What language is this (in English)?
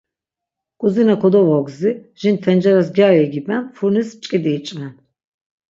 Laz